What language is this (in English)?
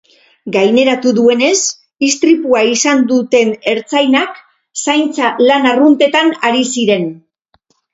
Basque